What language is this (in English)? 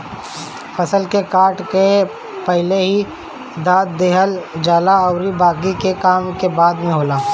Bhojpuri